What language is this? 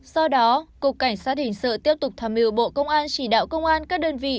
Vietnamese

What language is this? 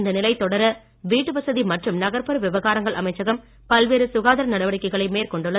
Tamil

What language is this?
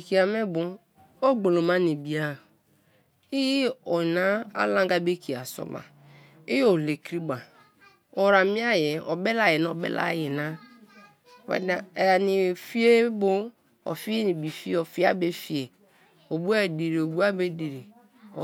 Kalabari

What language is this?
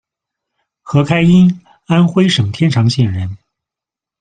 Chinese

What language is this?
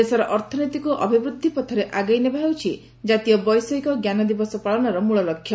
Odia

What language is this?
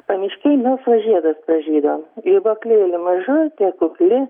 Lithuanian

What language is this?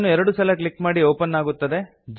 Kannada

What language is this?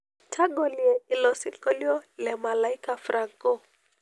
Masai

